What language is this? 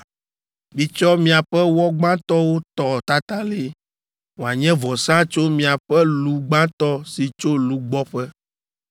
Ewe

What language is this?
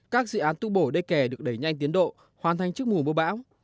Vietnamese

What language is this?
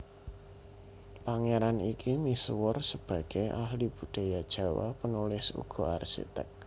Javanese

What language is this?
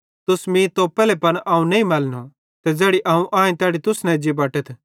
Bhadrawahi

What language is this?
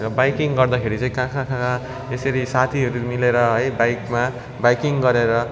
Nepali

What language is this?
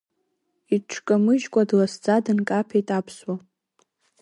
Abkhazian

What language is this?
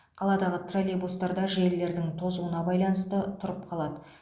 Kazakh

